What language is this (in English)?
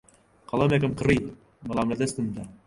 Central Kurdish